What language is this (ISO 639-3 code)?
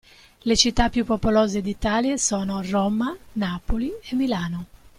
ita